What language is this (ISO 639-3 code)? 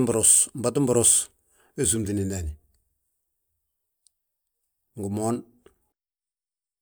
bjt